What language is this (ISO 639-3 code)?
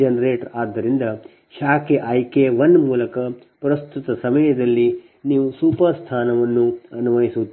kan